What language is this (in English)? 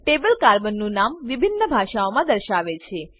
Gujarati